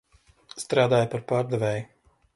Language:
Latvian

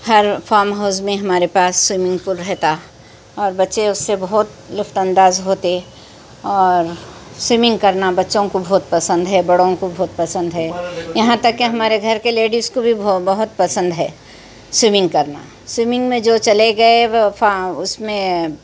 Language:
Urdu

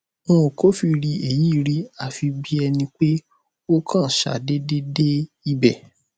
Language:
Yoruba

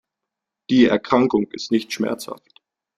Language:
German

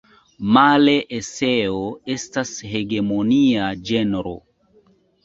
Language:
Esperanto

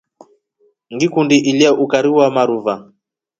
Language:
Rombo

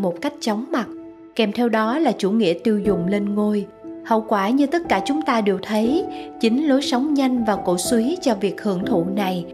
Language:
Vietnamese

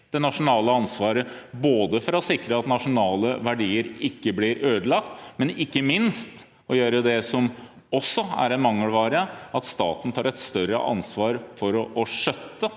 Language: Norwegian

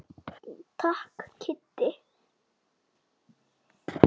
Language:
Icelandic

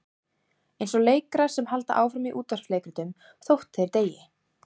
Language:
Icelandic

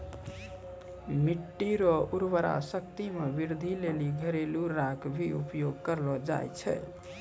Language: Maithili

